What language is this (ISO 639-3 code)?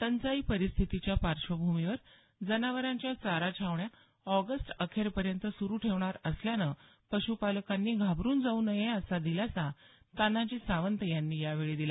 mar